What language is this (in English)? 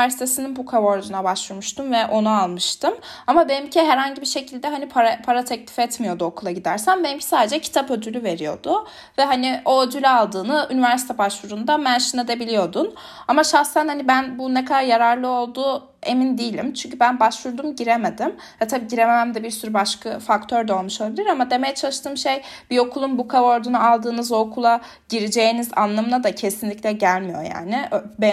Turkish